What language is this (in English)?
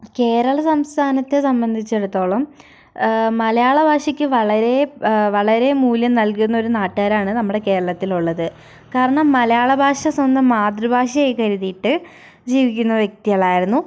Malayalam